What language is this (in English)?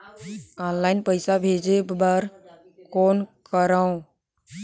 Chhattisgarhi